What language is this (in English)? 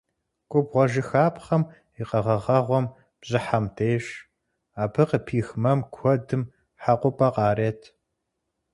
Kabardian